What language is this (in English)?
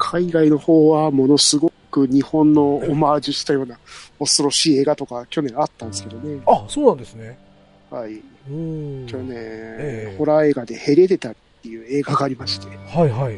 Japanese